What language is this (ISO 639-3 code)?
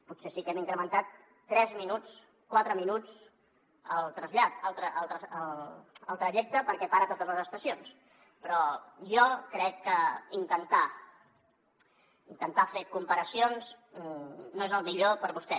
cat